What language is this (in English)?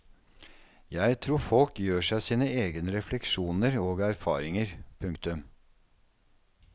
Norwegian